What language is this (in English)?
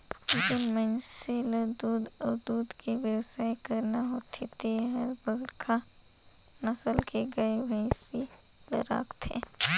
Chhattisgarhi